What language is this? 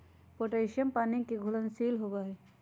Magahi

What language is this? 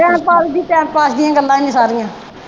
Punjabi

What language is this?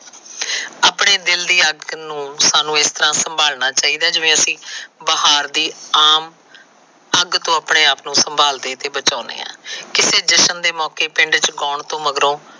Punjabi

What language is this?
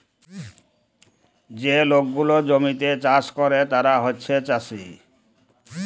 Bangla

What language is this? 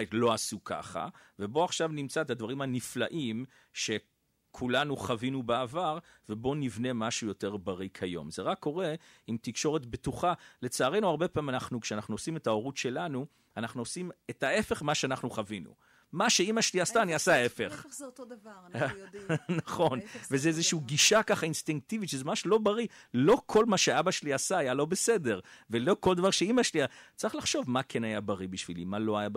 Hebrew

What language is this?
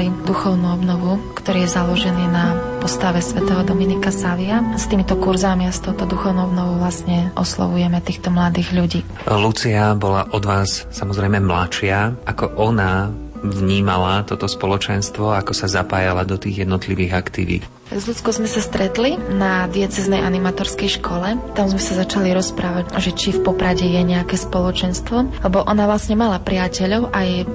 Slovak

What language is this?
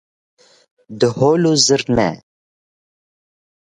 Kurdish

